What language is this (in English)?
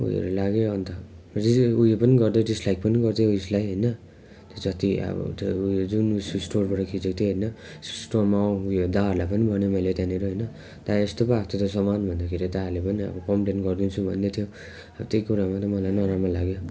Nepali